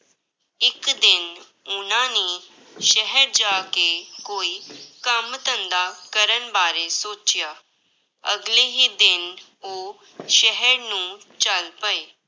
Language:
Punjabi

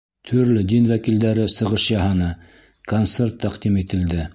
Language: Bashkir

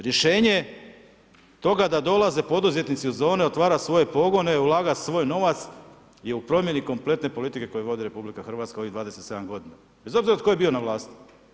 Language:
Croatian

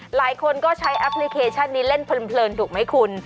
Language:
Thai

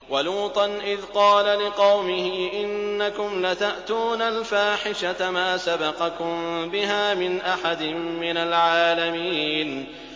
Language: Arabic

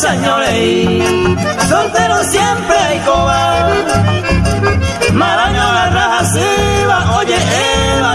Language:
Spanish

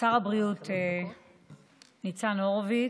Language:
Hebrew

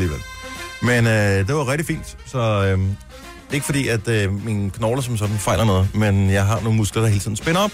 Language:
Danish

